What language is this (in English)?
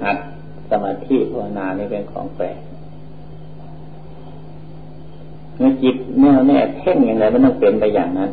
Thai